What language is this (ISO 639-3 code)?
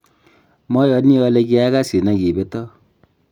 kln